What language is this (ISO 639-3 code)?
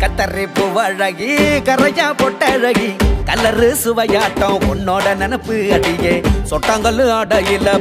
vie